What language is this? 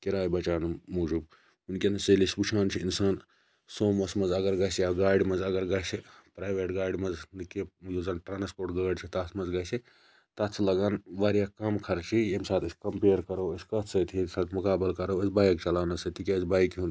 Kashmiri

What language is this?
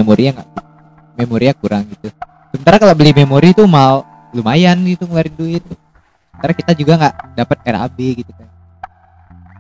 Indonesian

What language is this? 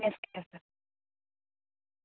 Gujarati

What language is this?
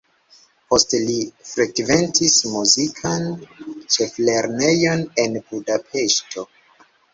Esperanto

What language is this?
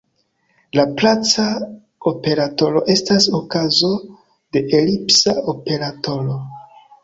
Esperanto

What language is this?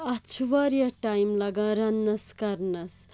Kashmiri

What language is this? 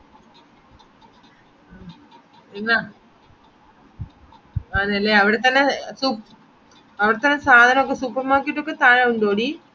Malayalam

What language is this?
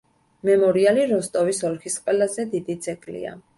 Georgian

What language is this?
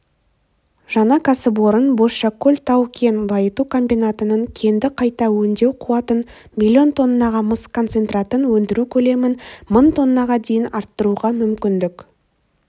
Kazakh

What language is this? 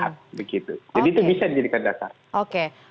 Indonesian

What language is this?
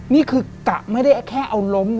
Thai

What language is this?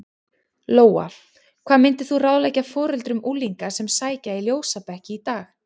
Icelandic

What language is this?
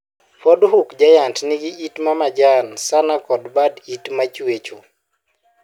Luo (Kenya and Tanzania)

